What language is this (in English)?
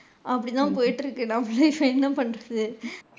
Tamil